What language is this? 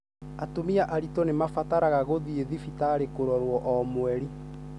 Kikuyu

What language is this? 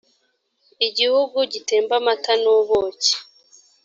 Kinyarwanda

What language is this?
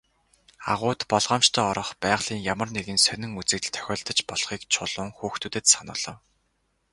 Mongolian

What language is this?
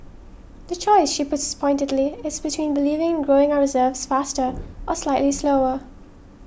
English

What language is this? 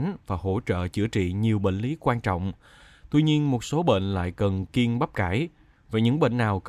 Vietnamese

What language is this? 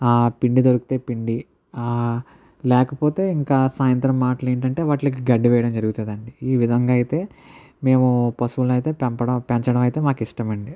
Telugu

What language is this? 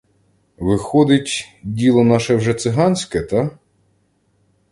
Ukrainian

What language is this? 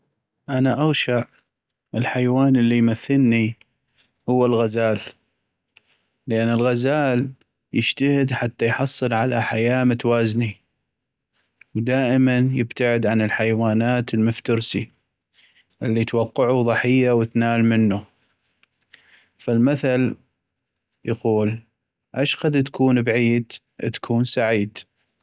North Mesopotamian Arabic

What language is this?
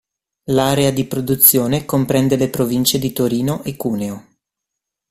Italian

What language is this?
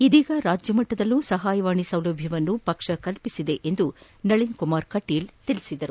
Kannada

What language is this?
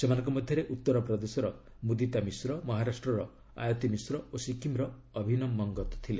Odia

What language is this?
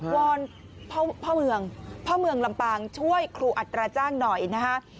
Thai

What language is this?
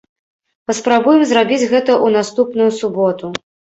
Belarusian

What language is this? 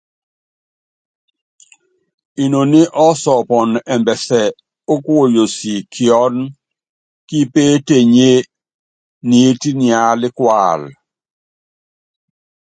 Yangben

